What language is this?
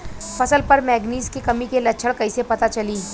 Bhojpuri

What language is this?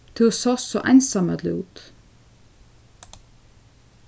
Faroese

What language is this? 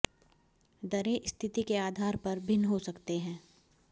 Hindi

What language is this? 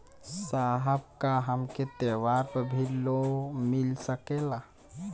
Bhojpuri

